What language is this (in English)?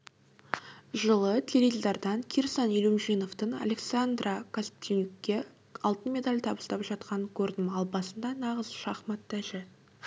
Kazakh